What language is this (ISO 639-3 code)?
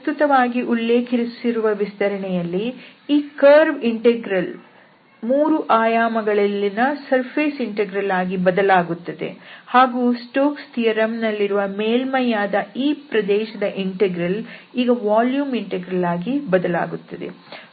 kan